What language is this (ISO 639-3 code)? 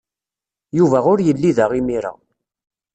kab